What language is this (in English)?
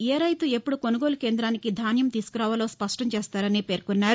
Telugu